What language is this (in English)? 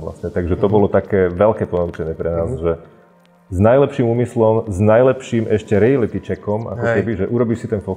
Slovak